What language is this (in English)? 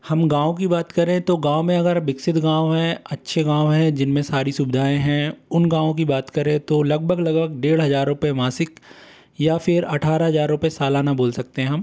Hindi